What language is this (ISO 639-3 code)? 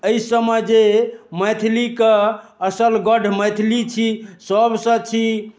mai